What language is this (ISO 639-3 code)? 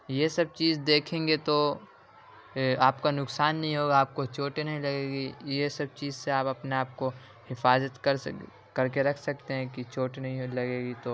urd